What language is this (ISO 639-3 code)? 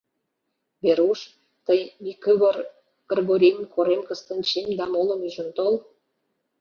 chm